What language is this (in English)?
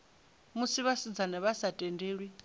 Venda